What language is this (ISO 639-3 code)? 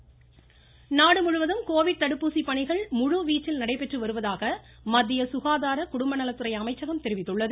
tam